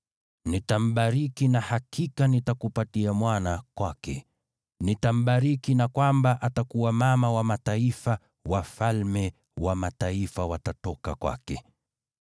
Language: Swahili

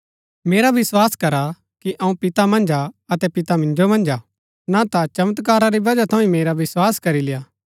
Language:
Gaddi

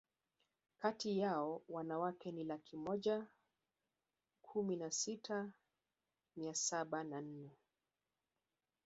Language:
Swahili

